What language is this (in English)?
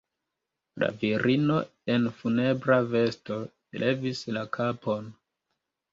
Esperanto